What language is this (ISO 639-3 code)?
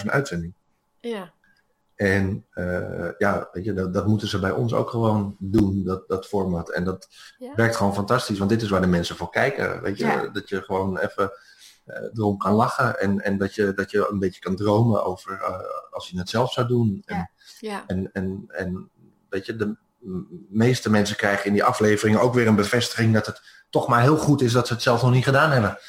nld